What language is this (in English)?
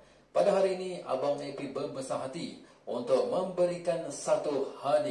Malay